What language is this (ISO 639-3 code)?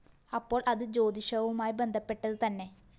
mal